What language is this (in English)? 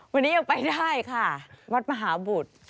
Thai